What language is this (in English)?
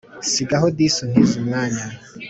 Kinyarwanda